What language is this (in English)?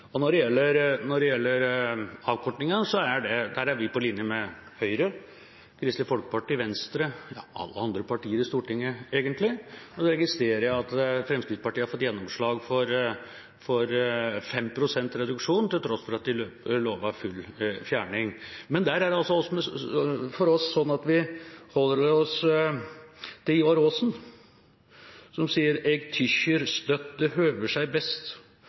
Norwegian Bokmål